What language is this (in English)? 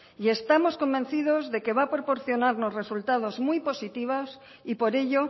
Spanish